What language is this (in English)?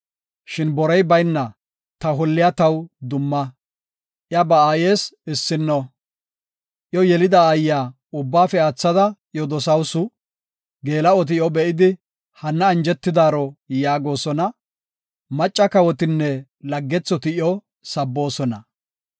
Gofa